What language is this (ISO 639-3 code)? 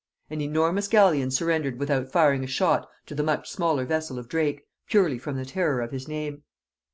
eng